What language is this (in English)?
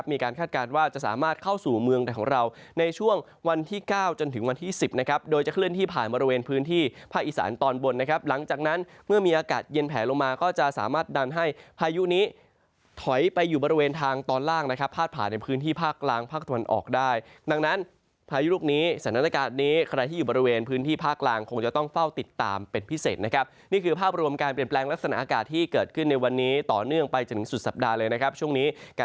Thai